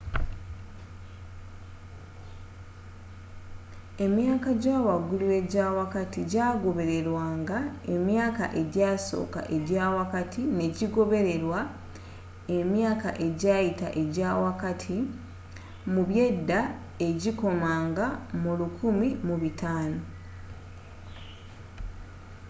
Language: Ganda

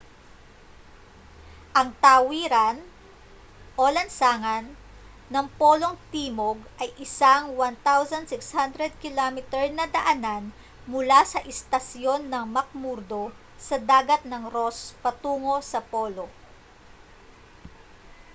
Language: Filipino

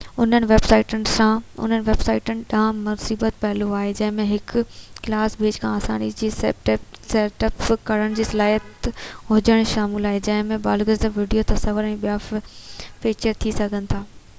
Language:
Sindhi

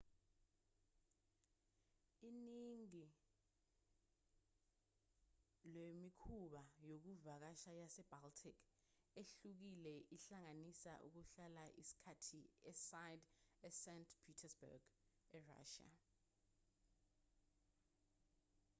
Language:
Zulu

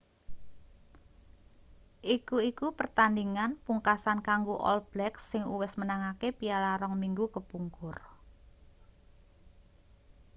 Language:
Javanese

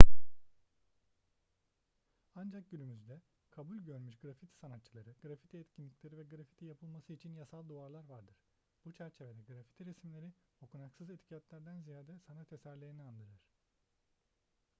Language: Turkish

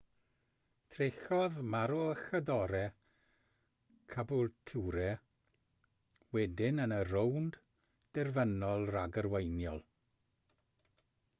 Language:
Welsh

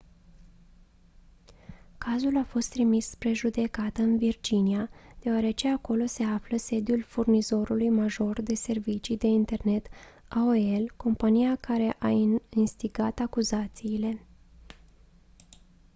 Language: Romanian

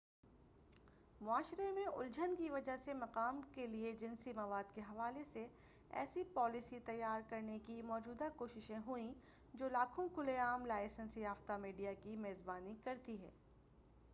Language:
Urdu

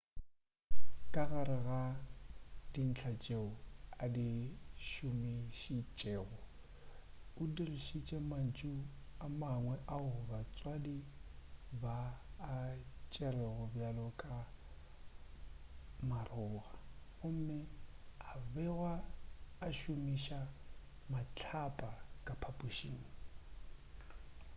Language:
Northern Sotho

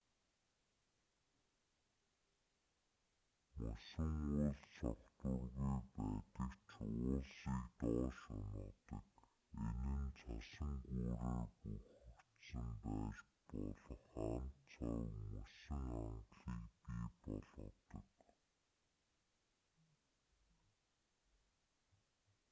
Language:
Mongolian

